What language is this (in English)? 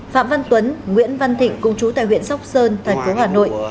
Vietnamese